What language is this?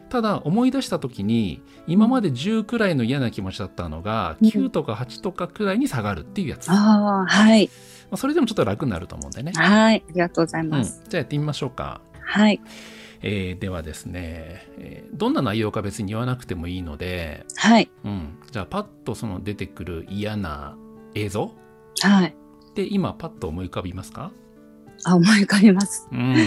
Japanese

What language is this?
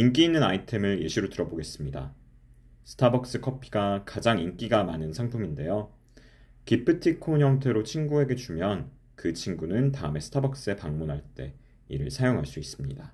Korean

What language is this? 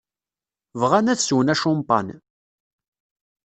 Kabyle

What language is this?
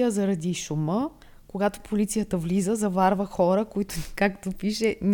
Bulgarian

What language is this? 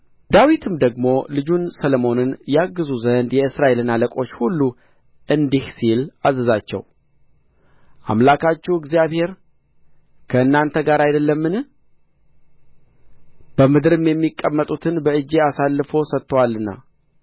Amharic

